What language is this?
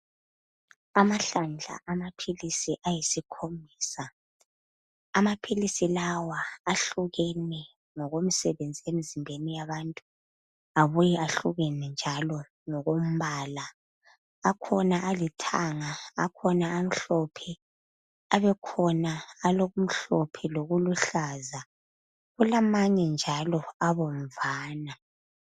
North Ndebele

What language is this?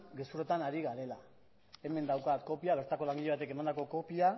Basque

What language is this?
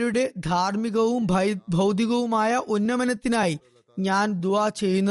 Malayalam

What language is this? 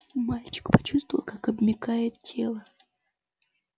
Russian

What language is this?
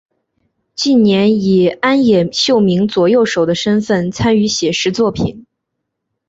Chinese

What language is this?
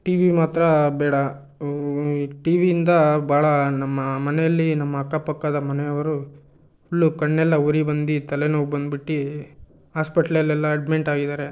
Kannada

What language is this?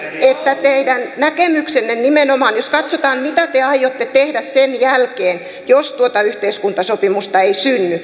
Finnish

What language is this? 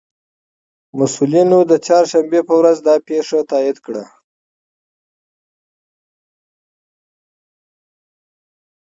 Pashto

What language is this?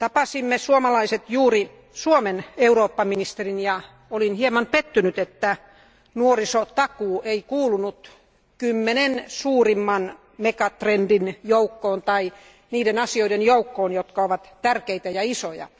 Finnish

